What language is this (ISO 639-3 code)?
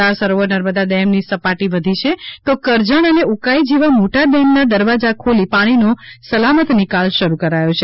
guj